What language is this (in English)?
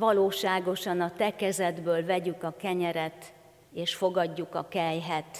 Hungarian